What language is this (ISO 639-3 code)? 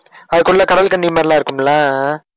tam